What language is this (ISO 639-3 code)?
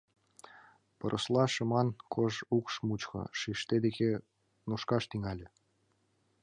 chm